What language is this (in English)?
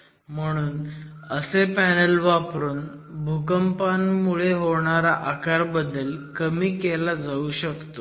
Marathi